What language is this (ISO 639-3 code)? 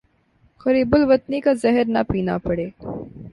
urd